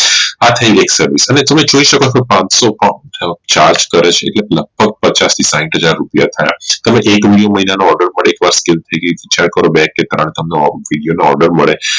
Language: Gujarati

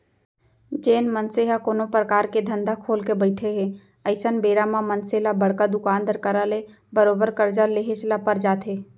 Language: Chhattisgarhi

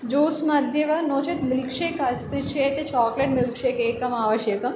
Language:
Sanskrit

